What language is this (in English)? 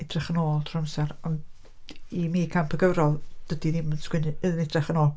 Welsh